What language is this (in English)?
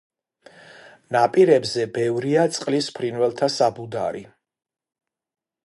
Georgian